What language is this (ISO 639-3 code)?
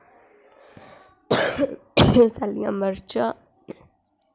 doi